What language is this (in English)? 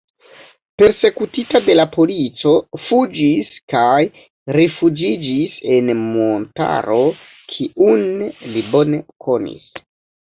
Esperanto